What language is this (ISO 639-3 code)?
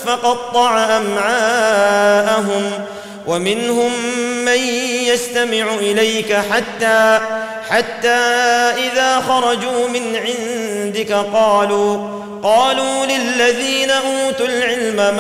ara